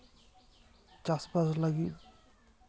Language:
Santali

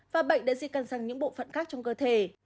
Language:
Vietnamese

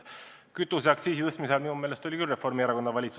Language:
Estonian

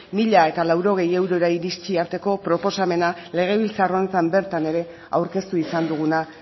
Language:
Basque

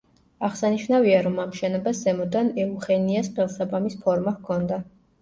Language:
Georgian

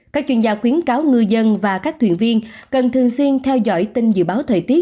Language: Vietnamese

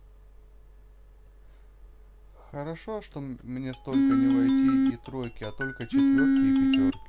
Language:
Russian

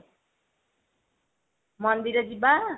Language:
Odia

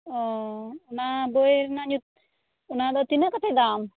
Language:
Santali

